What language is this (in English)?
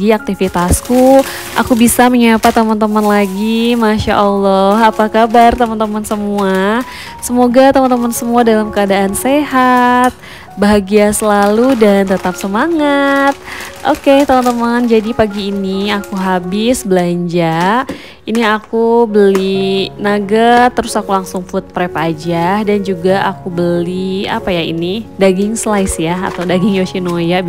Indonesian